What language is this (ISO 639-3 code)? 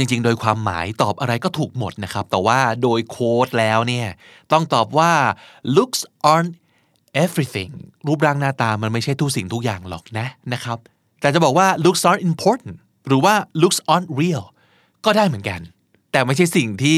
tha